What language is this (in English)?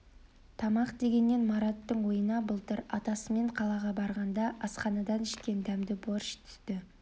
Kazakh